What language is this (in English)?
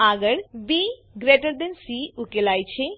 Gujarati